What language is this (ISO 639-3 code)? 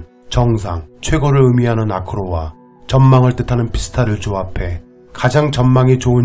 kor